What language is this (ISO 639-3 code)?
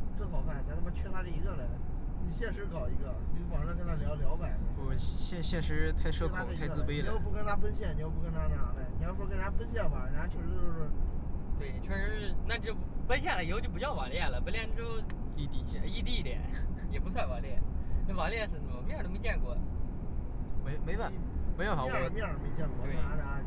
zho